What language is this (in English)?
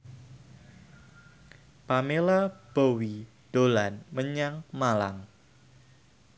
Javanese